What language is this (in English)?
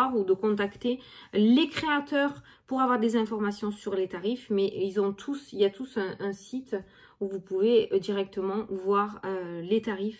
French